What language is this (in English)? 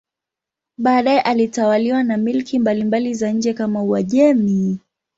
Swahili